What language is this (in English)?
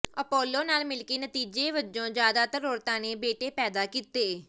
Punjabi